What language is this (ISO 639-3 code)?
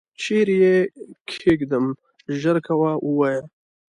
pus